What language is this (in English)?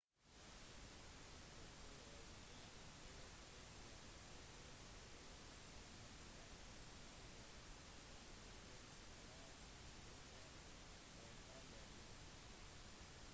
Norwegian Bokmål